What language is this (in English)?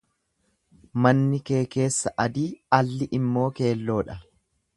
Oromo